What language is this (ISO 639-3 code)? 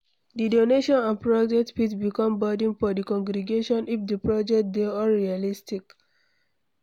pcm